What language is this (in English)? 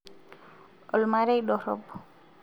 Masai